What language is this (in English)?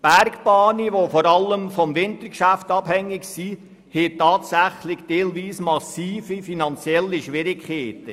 Swiss German